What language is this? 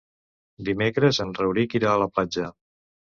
Catalan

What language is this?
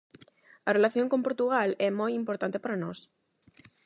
Galician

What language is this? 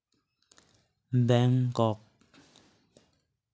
Santali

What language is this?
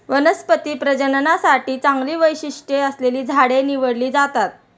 Marathi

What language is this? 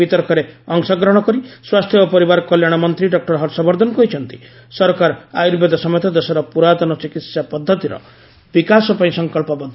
Odia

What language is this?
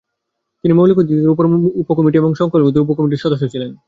Bangla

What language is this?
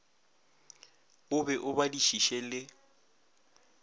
Northern Sotho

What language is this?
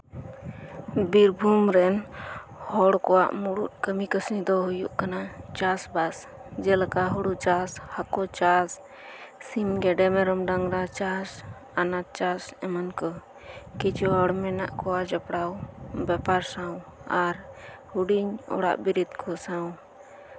Santali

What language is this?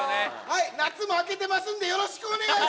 Japanese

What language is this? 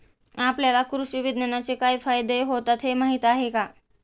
Marathi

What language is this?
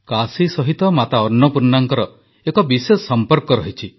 Odia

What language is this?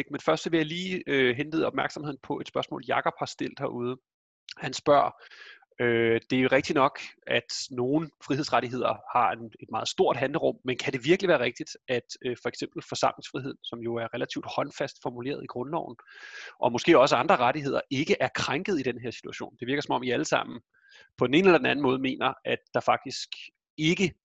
Danish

